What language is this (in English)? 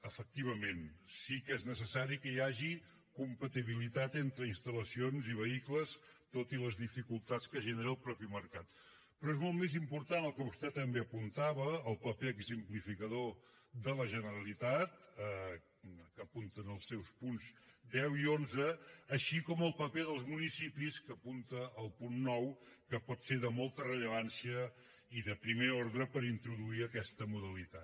Catalan